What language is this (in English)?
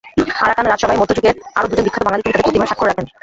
Bangla